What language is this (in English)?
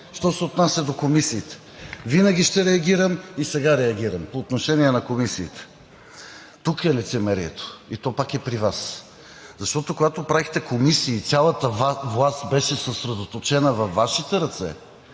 Bulgarian